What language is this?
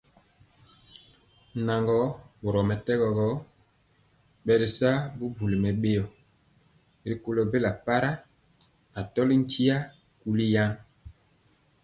Mpiemo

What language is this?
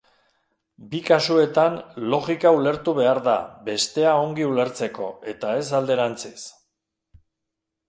Basque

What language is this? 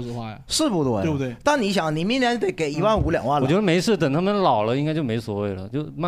Chinese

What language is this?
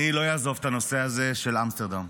Hebrew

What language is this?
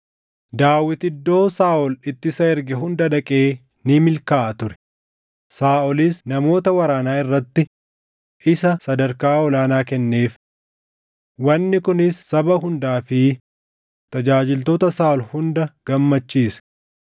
Oromo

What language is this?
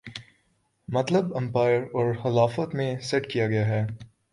Urdu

